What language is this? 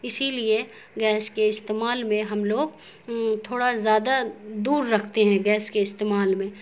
Urdu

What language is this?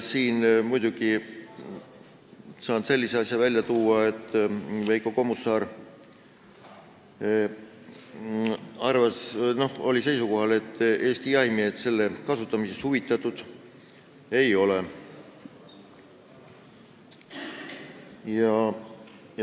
Estonian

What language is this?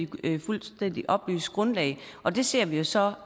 Danish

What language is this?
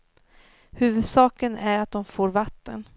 Swedish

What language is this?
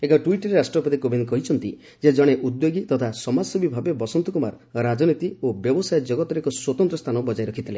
Odia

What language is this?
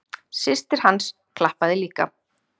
Icelandic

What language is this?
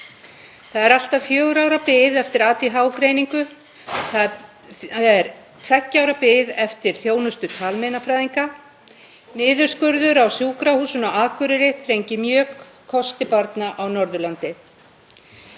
Icelandic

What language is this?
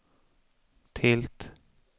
Swedish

